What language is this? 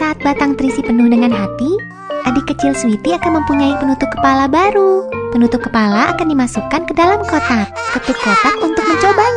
Indonesian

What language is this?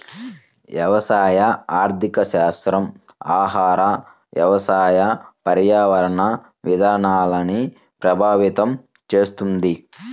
Telugu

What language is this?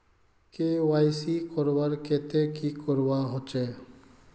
Magahi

